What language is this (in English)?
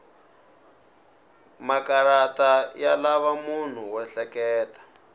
Tsonga